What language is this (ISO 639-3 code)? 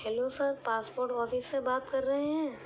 urd